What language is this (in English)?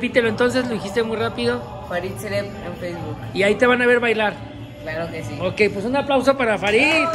Spanish